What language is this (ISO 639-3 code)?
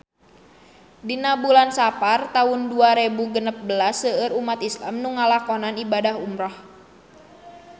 sun